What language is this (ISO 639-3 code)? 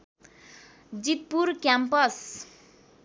nep